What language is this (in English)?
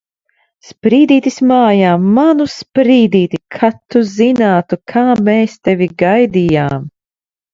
Latvian